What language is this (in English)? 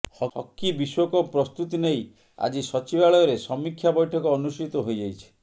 Odia